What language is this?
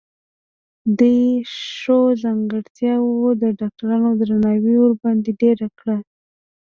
Pashto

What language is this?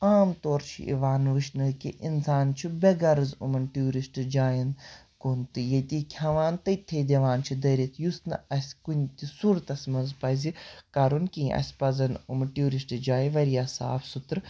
Kashmiri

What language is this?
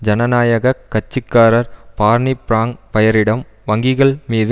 Tamil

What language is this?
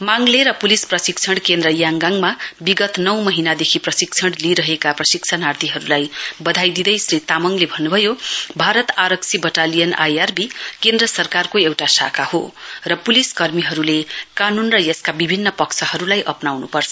Nepali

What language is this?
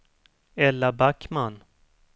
Swedish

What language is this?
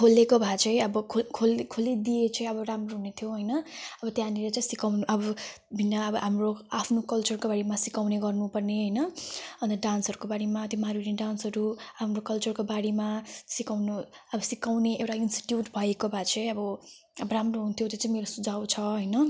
Nepali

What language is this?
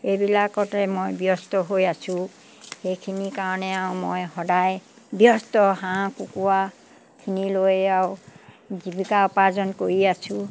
Assamese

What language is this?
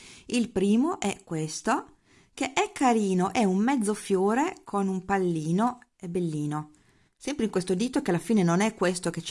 Italian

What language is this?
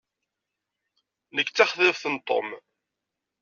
Kabyle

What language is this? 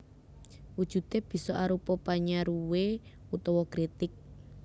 Javanese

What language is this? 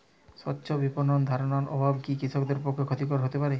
Bangla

